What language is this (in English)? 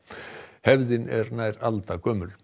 Icelandic